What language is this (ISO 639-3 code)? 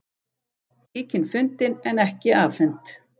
isl